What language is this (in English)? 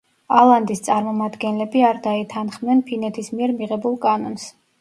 Georgian